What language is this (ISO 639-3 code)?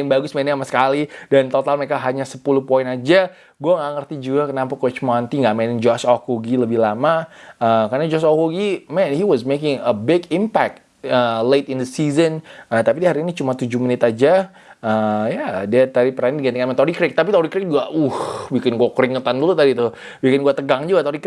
ind